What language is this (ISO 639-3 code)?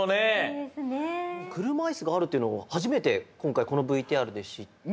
jpn